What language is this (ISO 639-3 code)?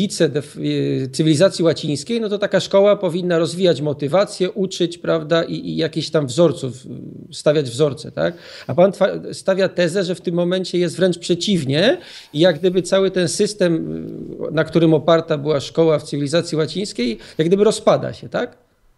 pol